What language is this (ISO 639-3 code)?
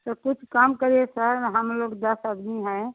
hin